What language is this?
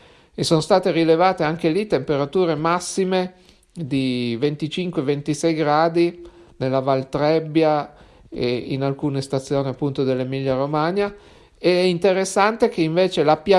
Italian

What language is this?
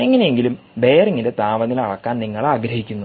Malayalam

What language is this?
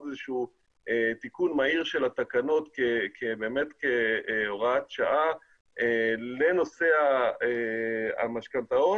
Hebrew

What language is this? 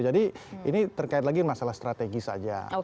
Indonesian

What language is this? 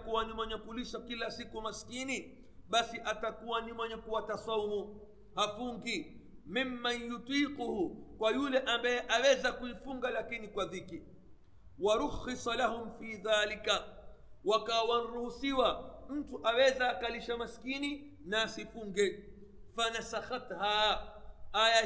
Swahili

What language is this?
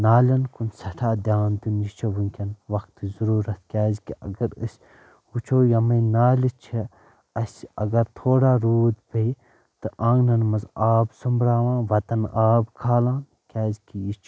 Kashmiri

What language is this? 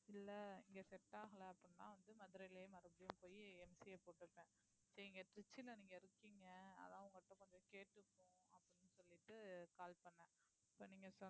Tamil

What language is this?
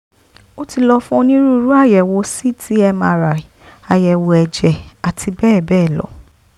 Yoruba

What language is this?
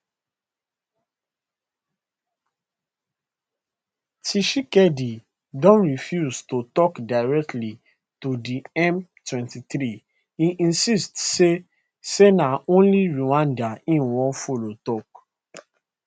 Nigerian Pidgin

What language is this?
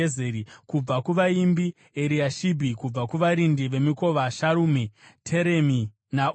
Shona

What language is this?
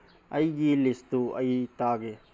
Manipuri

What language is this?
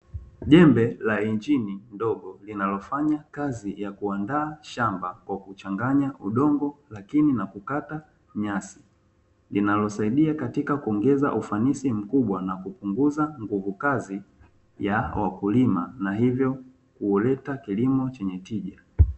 Swahili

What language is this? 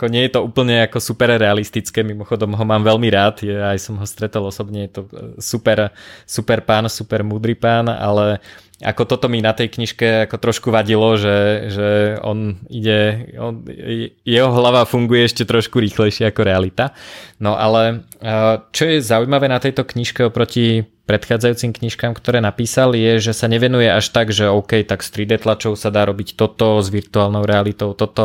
Slovak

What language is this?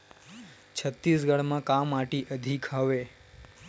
Chhattisgarhi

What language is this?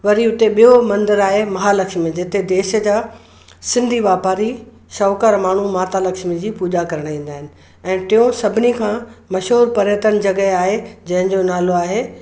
Sindhi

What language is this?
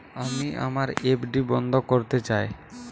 Bangla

